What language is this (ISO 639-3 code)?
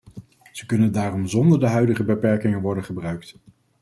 nld